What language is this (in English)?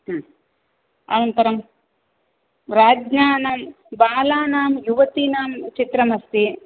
Sanskrit